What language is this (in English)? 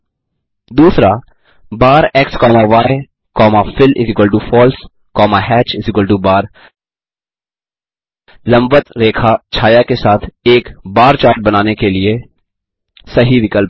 Hindi